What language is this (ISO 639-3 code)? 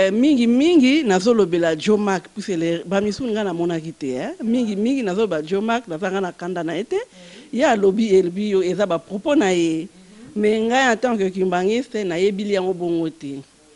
fra